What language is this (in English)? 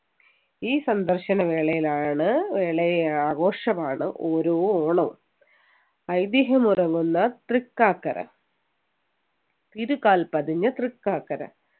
Malayalam